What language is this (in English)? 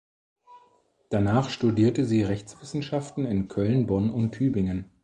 German